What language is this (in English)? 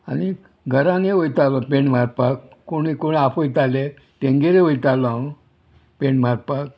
Konkani